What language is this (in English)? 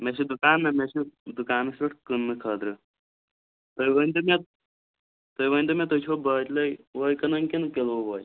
Kashmiri